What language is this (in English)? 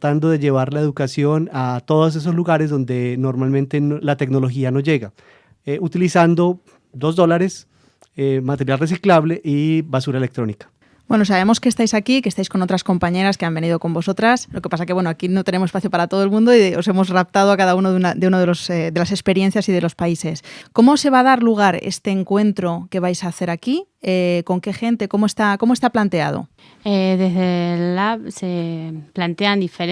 Spanish